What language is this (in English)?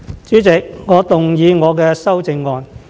Cantonese